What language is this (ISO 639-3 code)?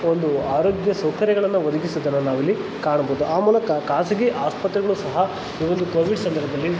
kan